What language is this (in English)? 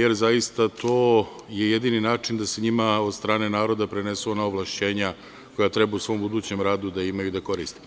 Serbian